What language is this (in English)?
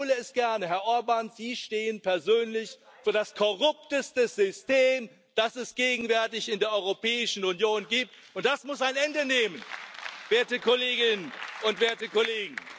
German